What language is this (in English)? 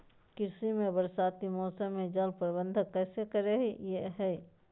Magahi